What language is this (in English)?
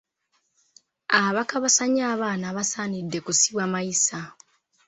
Ganda